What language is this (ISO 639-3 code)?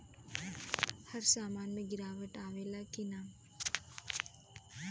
bho